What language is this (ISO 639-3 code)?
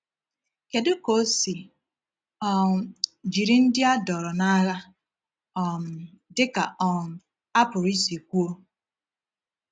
ibo